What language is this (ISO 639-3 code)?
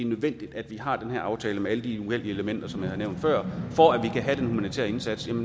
dan